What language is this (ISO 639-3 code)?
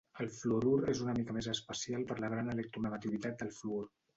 cat